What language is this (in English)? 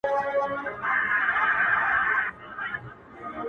Pashto